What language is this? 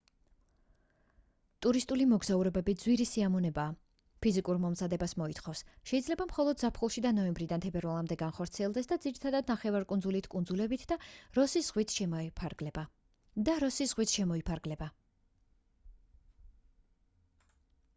Georgian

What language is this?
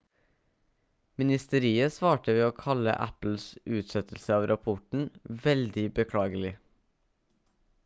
Norwegian Bokmål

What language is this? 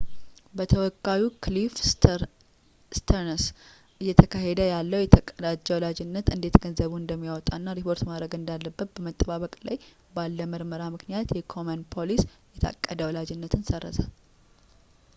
Amharic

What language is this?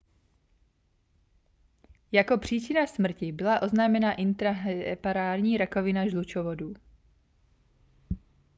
Czech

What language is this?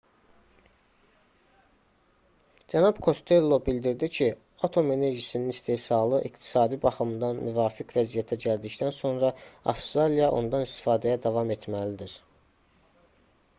Azerbaijani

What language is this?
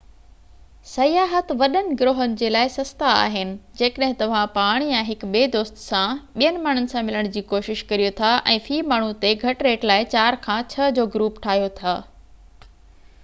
Sindhi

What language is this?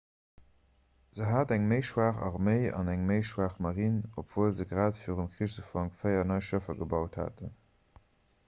Luxembourgish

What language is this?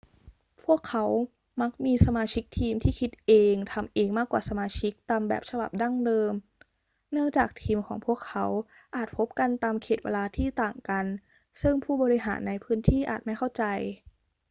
Thai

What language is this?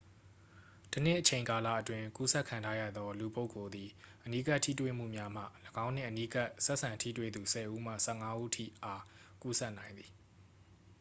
Burmese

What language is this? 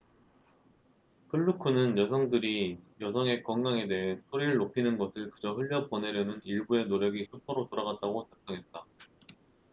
Korean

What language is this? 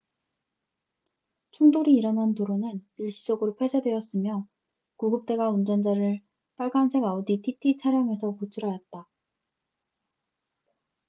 Korean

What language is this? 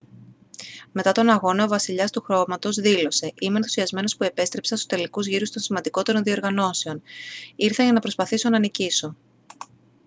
Greek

